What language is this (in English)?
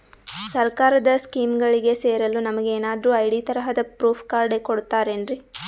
Kannada